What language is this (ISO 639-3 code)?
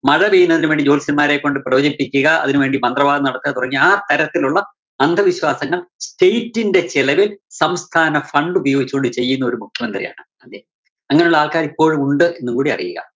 mal